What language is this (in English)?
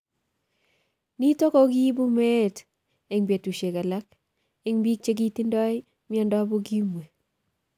Kalenjin